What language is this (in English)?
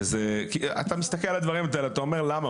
Hebrew